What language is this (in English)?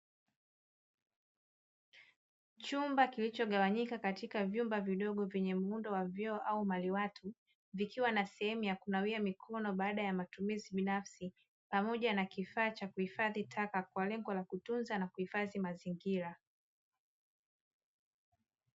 Swahili